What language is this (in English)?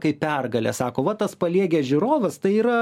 Lithuanian